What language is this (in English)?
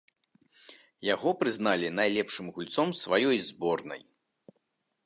Belarusian